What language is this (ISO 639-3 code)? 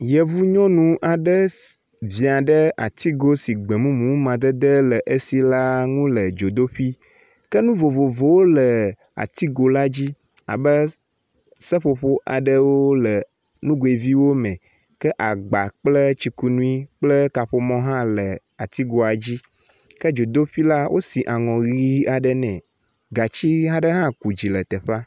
ewe